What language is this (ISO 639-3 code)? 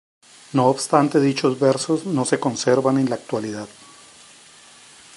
spa